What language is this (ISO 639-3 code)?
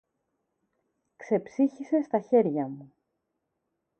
ell